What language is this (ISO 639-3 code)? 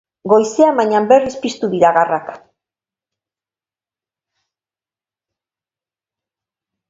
eus